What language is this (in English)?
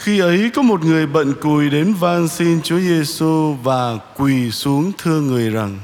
Vietnamese